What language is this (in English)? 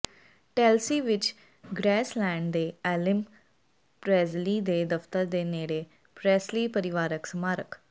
Punjabi